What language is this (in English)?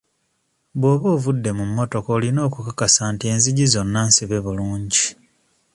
Ganda